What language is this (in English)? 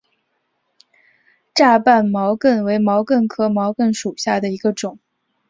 Chinese